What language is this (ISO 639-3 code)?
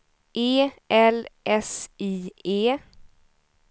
swe